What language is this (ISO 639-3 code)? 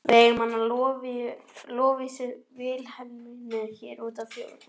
isl